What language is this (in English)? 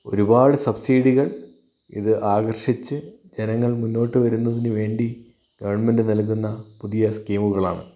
Malayalam